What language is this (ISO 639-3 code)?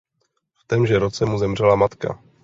ces